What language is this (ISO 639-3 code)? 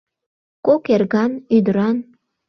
chm